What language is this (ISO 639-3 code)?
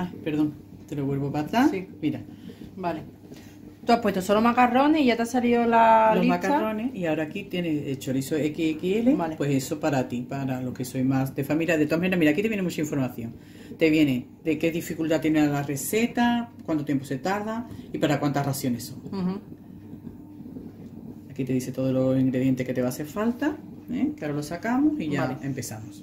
spa